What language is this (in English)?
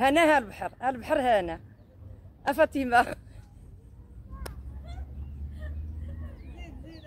Arabic